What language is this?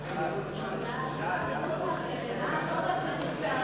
Hebrew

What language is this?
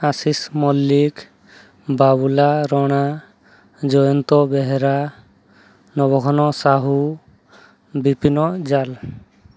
Odia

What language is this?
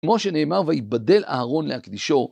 Hebrew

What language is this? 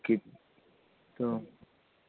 Urdu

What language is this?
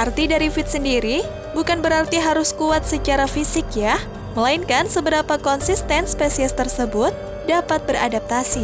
Indonesian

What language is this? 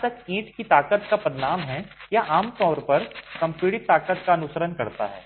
Hindi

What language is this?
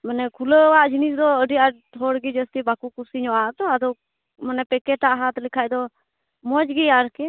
Santali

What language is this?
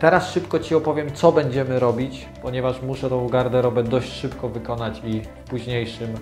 Polish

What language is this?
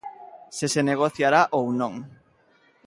Galician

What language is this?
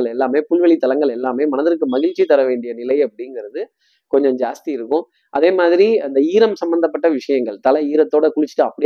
Tamil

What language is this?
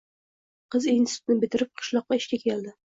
Uzbek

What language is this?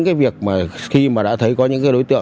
Vietnamese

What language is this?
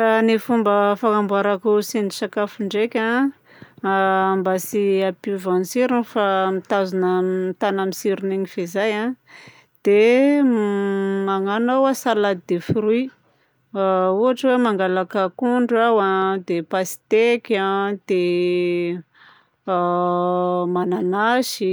Southern Betsimisaraka Malagasy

